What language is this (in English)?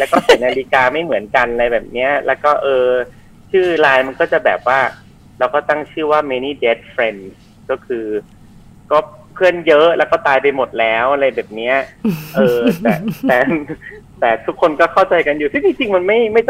Thai